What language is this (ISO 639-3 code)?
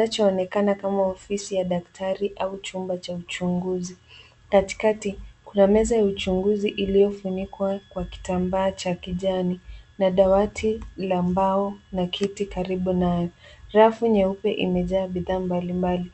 swa